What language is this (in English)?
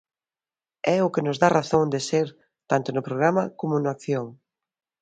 Galician